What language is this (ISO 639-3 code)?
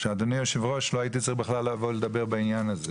heb